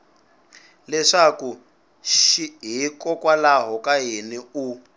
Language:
Tsonga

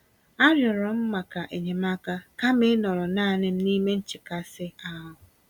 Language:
Igbo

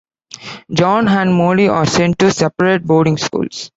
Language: English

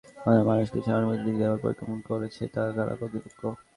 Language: Bangla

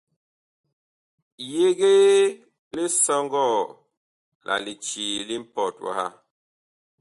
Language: Bakoko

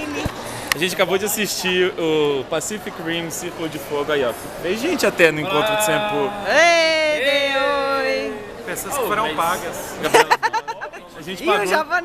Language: Portuguese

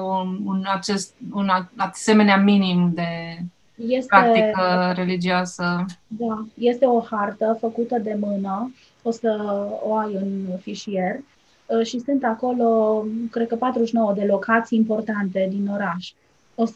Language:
Romanian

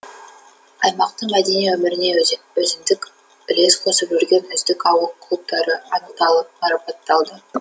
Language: Kazakh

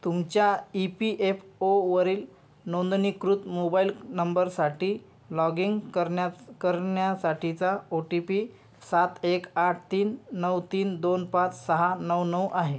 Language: Marathi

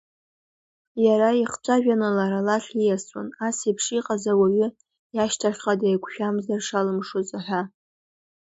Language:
Abkhazian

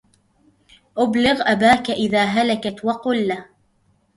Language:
Arabic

